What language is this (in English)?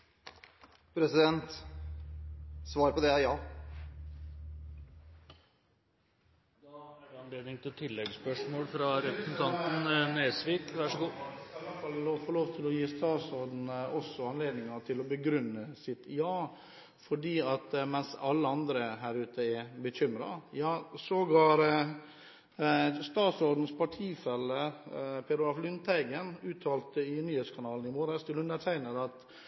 Norwegian